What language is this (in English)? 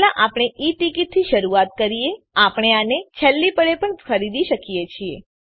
Gujarati